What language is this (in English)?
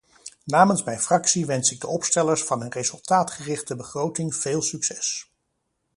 Dutch